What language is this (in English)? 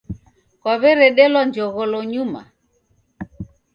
Taita